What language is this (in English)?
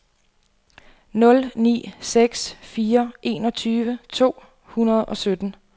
Danish